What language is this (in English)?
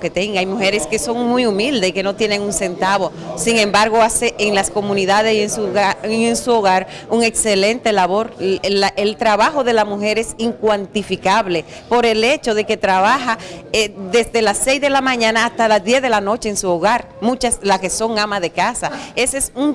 Spanish